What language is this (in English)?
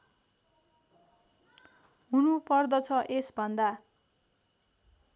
Nepali